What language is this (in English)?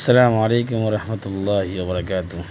Urdu